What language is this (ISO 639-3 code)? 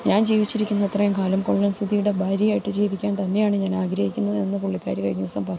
mal